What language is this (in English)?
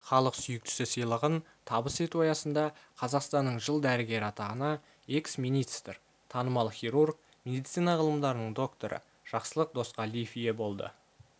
Kazakh